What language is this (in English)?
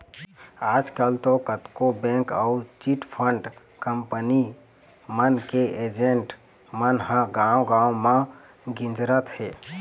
Chhattisgarhi